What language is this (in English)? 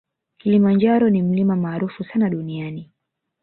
Swahili